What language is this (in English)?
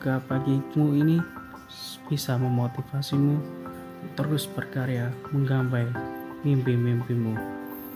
Indonesian